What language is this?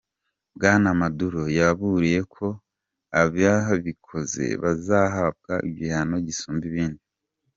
Kinyarwanda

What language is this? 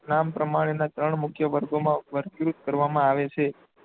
Gujarati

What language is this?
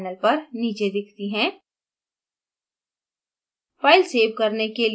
Hindi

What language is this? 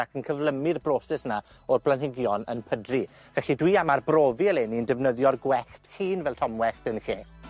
Welsh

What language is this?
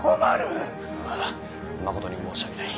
Japanese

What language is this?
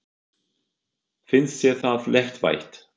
Icelandic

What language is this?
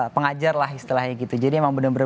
Indonesian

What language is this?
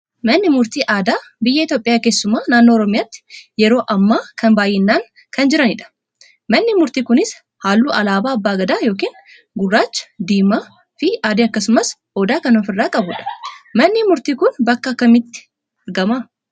Oromo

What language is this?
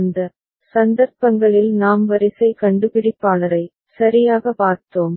Tamil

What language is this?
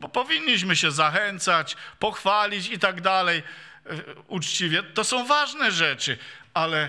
Polish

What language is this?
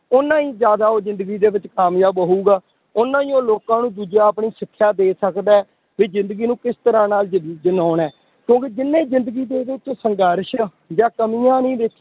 Punjabi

